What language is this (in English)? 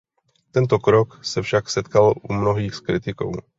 Czech